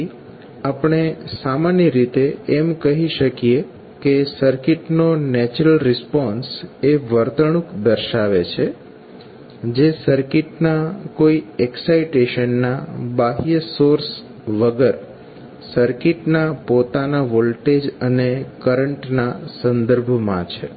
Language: Gujarati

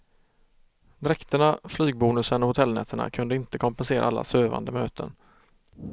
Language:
Swedish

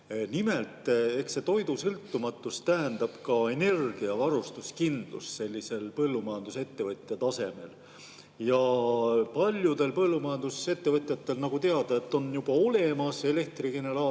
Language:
Estonian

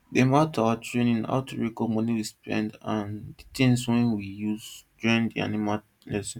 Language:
Nigerian Pidgin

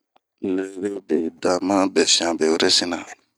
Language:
Bomu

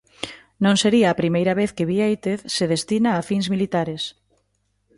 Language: Galician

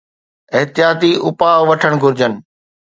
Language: Sindhi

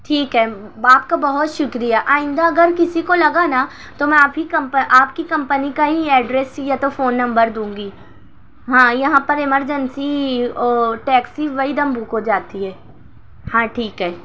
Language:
Urdu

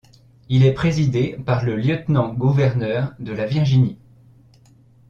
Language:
French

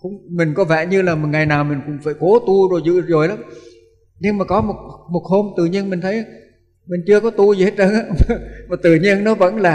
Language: Vietnamese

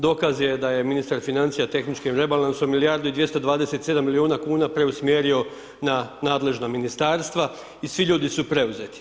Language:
Croatian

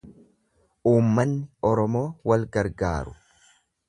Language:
Oromo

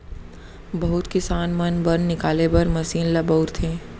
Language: Chhattisgarhi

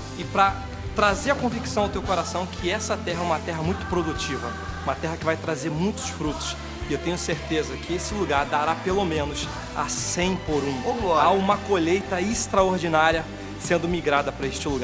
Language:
Portuguese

